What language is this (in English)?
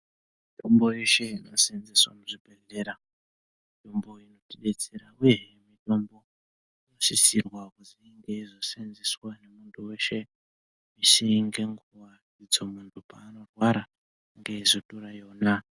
Ndau